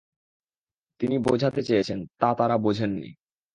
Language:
Bangla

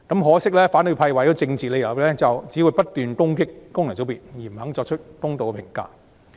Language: Cantonese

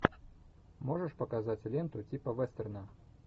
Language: Russian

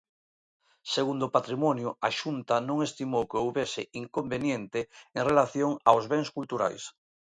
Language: Galician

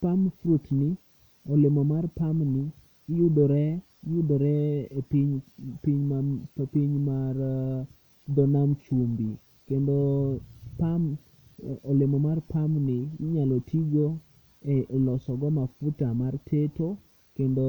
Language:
Luo (Kenya and Tanzania)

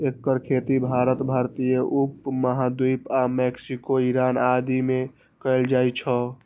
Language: Maithili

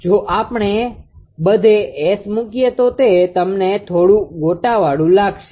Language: Gujarati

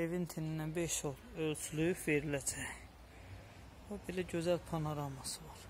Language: Turkish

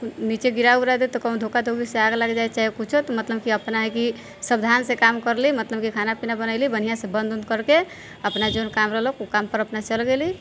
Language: Maithili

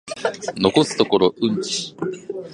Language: Japanese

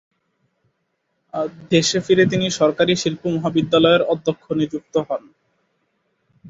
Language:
Bangla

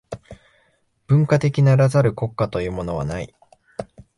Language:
Japanese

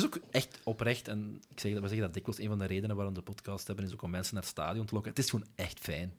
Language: Dutch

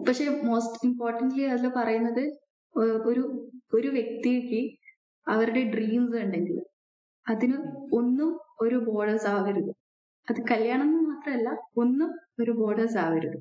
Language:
Malayalam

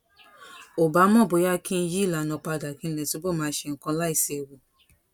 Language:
Yoruba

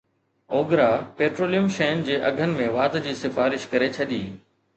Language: Sindhi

